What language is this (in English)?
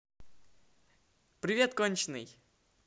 Russian